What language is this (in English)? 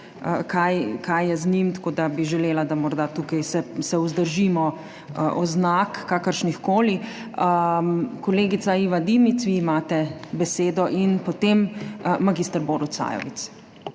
Slovenian